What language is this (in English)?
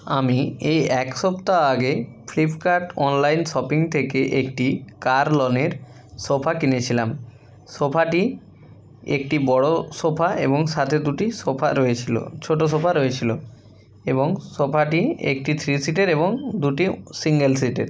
Bangla